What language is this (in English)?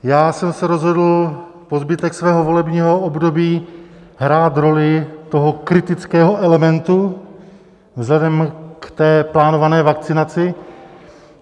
Czech